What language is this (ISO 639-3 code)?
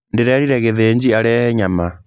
kik